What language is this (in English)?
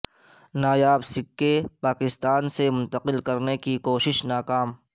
Urdu